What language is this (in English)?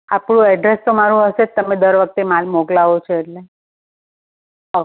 Gujarati